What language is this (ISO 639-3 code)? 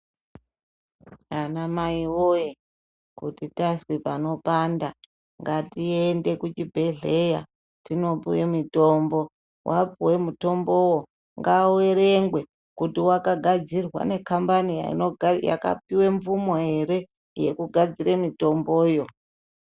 ndc